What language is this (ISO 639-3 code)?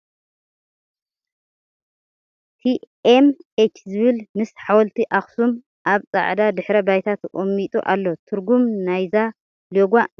tir